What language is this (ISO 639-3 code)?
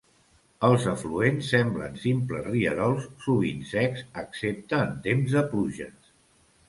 cat